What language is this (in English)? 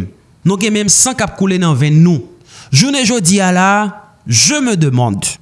French